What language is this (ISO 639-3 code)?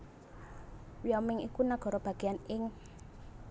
jav